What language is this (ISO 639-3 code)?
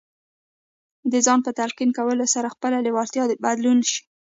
pus